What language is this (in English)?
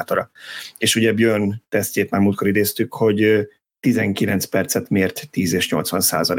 Hungarian